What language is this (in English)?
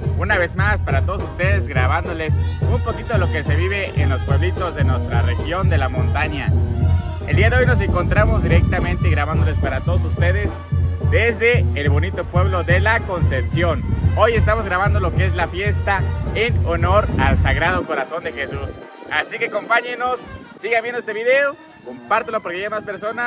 Spanish